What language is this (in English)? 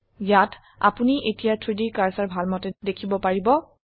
Assamese